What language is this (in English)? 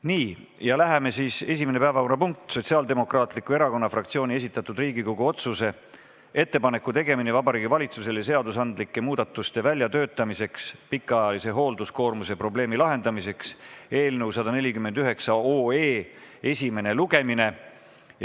Estonian